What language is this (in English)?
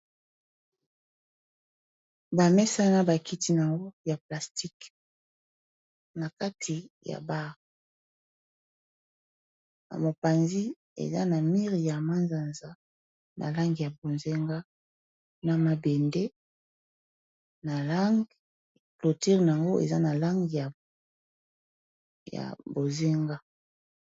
Lingala